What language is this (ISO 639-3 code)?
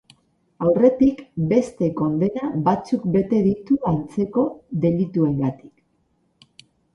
eus